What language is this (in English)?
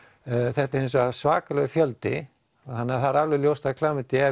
Icelandic